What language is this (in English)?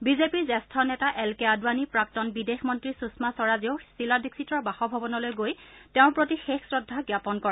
Assamese